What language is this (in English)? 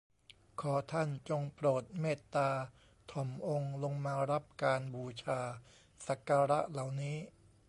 Thai